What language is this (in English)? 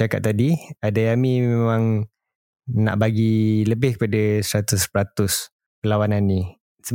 Malay